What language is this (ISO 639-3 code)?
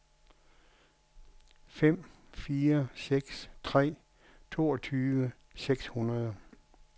dan